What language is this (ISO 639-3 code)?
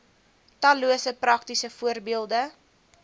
afr